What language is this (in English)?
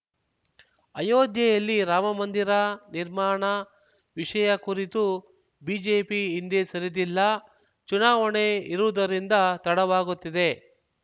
Kannada